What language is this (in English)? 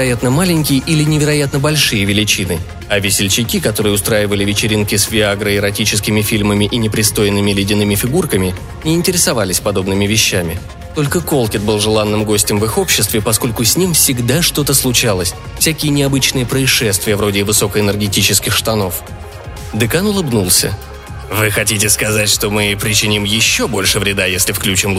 Russian